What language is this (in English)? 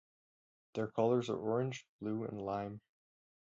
English